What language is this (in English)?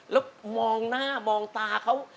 Thai